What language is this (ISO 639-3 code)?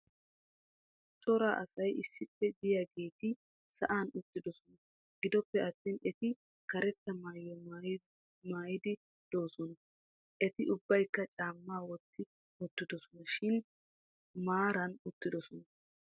wal